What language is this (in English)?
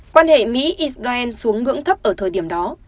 Vietnamese